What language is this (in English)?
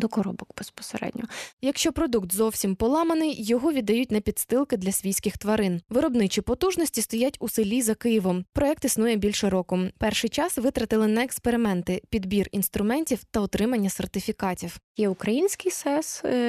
Ukrainian